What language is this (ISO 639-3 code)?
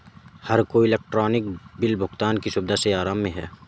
hin